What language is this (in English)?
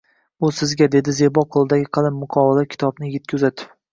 Uzbek